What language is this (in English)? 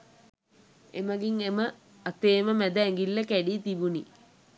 Sinhala